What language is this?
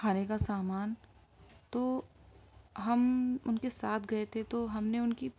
Urdu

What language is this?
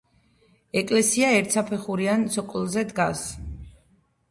Georgian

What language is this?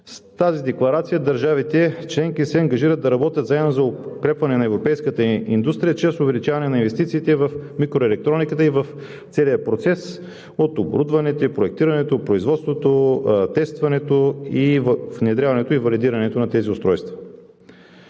Bulgarian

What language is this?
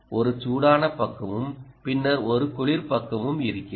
Tamil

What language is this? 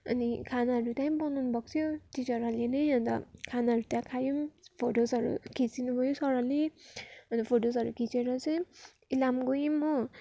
Nepali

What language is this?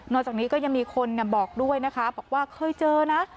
Thai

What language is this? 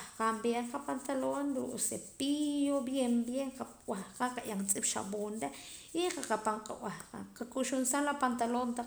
Poqomam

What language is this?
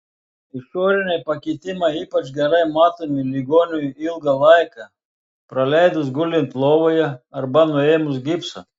Lithuanian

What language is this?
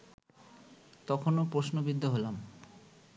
Bangla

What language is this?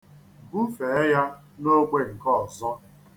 Igbo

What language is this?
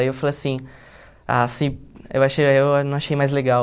Portuguese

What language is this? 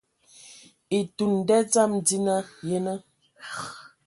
Ewondo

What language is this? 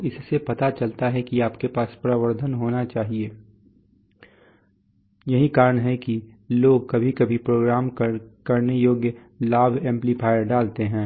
Hindi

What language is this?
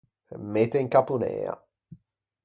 Ligurian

